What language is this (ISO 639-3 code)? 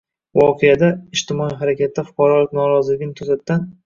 uzb